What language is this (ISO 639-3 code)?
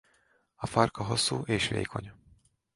hun